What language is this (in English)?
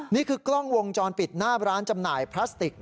Thai